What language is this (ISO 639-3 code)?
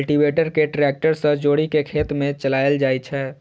mai